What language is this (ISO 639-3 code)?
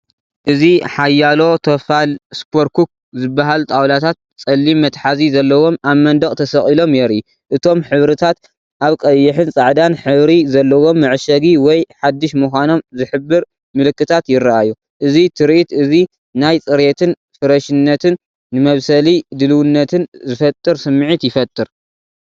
tir